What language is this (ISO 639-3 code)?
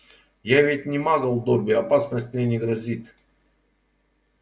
rus